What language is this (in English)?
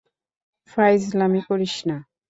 Bangla